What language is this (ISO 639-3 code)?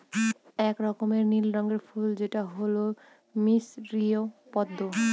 ben